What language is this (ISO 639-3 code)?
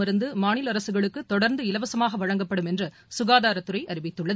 tam